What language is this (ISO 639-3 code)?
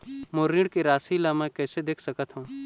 hne